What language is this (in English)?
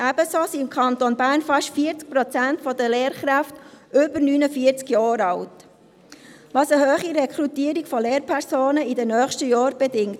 Swiss German